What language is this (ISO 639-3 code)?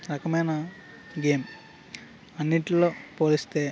tel